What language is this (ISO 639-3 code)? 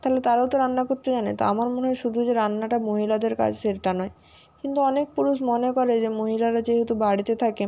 ben